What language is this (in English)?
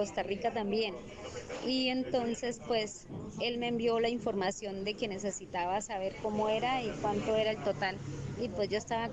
Spanish